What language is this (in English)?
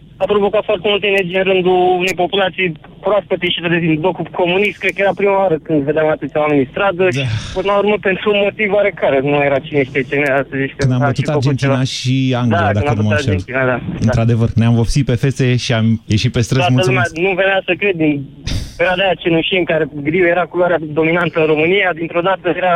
Romanian